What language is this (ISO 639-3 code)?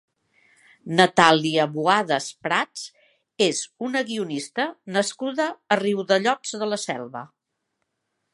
cat